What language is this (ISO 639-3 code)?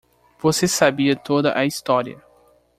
por